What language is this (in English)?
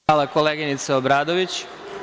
Serbian